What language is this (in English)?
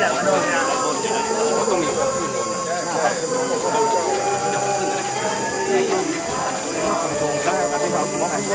Arabic